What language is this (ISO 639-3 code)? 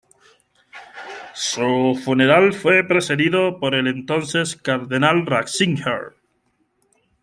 spa